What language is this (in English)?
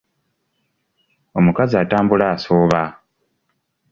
Ganda